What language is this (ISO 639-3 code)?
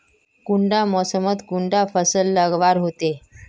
mag